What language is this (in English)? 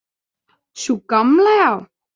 Icelandic